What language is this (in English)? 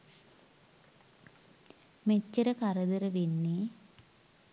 Sinhala